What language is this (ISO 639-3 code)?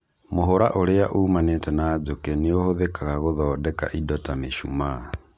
kik